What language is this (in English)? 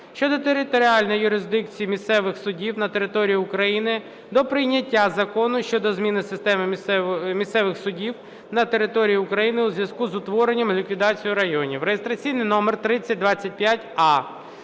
Ukrainian